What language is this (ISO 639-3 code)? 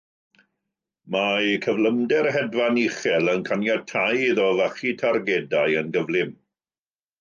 cym